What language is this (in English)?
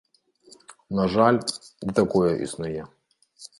Belarusian